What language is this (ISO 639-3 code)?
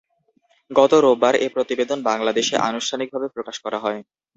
ben